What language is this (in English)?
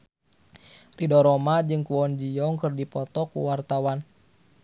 Sundanese